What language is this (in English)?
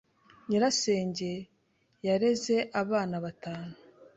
Kinyarwanda